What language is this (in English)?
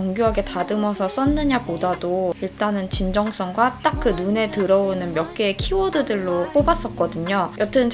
Korean